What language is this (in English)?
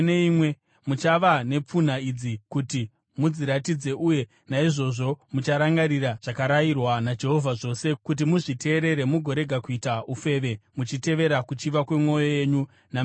Shona